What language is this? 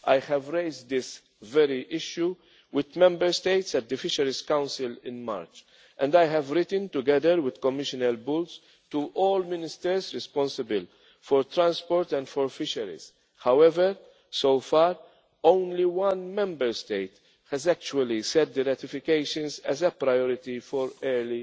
English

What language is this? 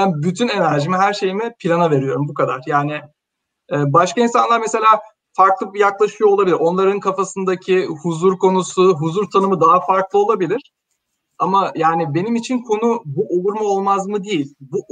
Turkish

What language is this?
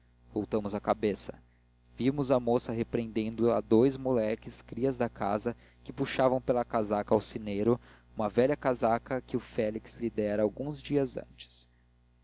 Portuguese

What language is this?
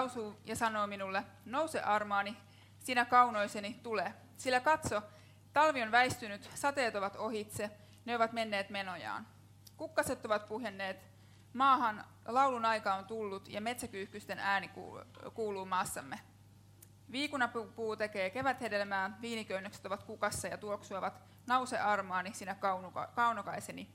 Finnish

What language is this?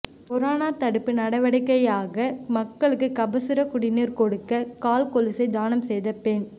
Tamil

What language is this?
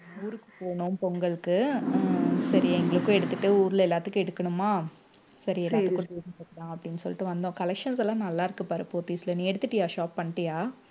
Tamil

